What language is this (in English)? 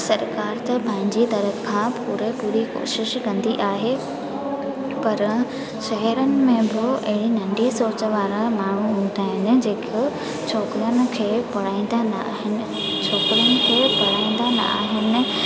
Sindhi